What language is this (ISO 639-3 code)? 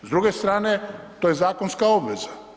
hrv